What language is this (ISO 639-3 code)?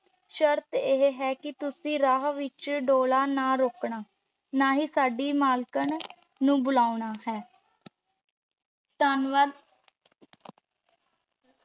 pan